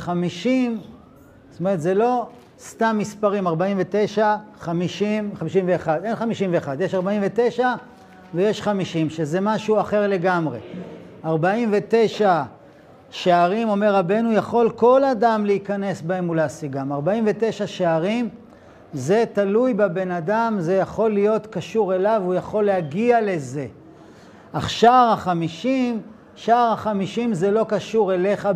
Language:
Hebrew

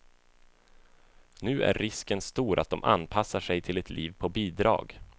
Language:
Swedish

